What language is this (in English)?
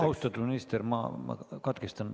Estonian